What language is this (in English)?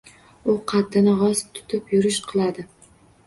Uzbek